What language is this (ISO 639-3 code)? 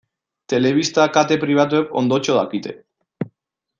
eus